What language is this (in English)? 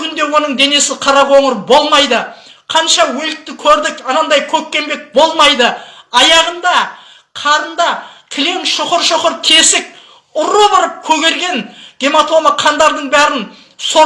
Kazakh